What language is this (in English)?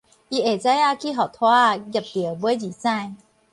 Min Nan Chinese